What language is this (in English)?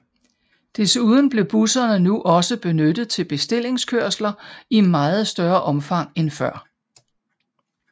Danish